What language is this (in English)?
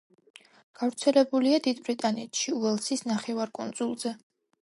Georgian